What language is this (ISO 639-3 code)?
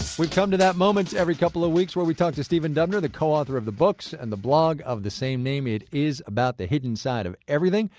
eng